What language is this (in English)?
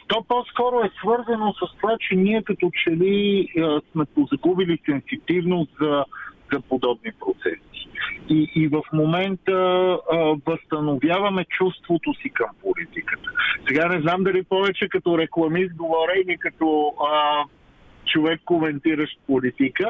Bulgarian